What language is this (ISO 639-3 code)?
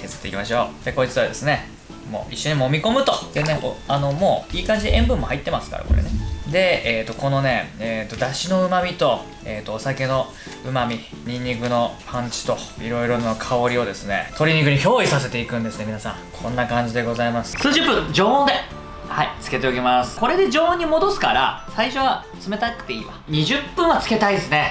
jpn